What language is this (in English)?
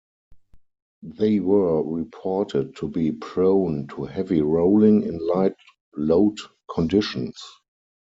English